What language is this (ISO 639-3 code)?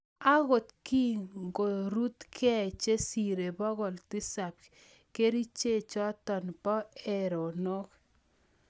kln